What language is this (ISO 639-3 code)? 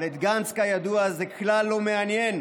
heb